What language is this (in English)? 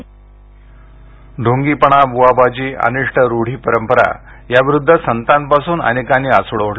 Marathi